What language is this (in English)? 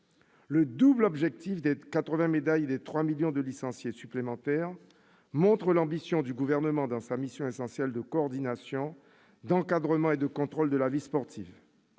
French